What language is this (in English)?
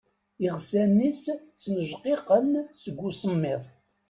Kabyle